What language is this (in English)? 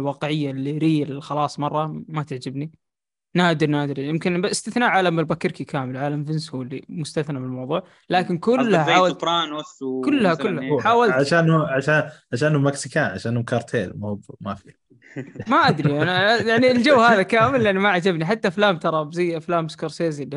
Arabic